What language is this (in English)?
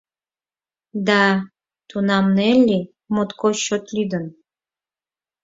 Mari